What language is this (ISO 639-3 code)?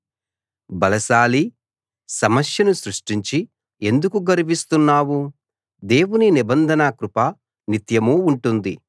tel